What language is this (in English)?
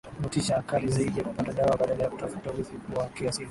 Swahili